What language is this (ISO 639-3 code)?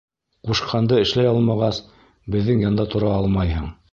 bak